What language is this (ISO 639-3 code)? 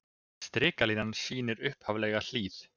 isl